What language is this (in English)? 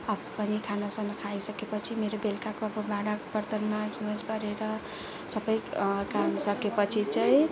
Nepali